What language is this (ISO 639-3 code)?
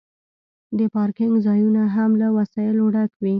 pus